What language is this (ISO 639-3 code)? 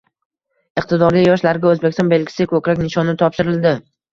uzb